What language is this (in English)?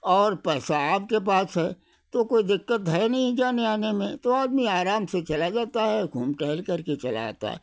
Hindi